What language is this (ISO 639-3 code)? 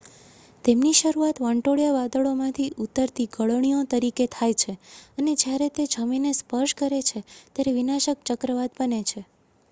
guj